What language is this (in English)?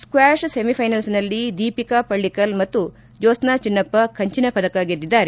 Kannada